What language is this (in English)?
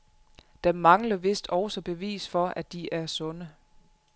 Danish